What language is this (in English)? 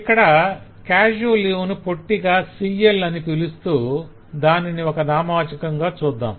Telugu